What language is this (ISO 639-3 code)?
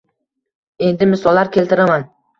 uzb